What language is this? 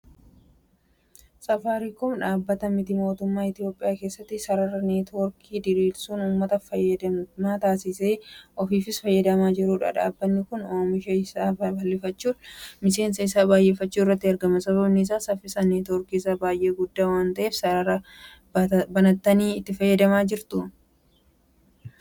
Oromo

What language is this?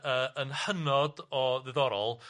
Welsh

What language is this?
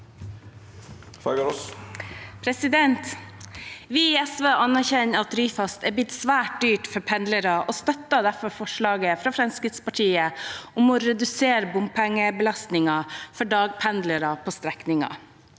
Norwegian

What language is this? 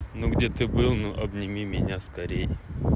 Russian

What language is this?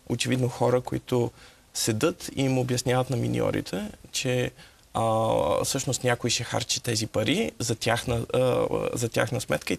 Bulgarian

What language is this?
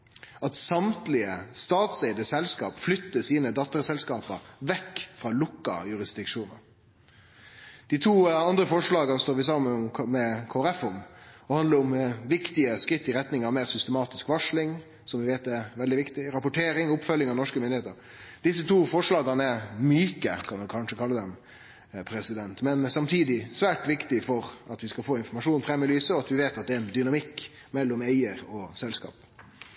Norwegian Nynorsk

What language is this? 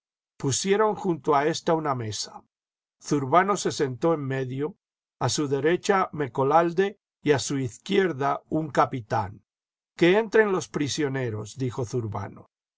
Spanish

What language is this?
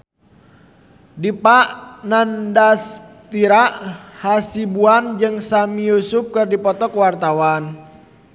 Sundanese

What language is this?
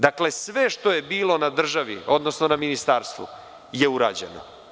Serbian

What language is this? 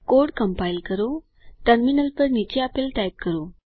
Gujarati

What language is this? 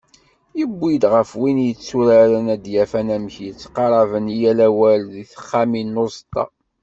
Kabyle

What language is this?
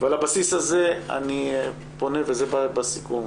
Hebrew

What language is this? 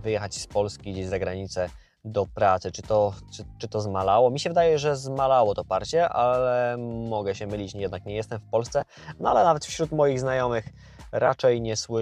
Polish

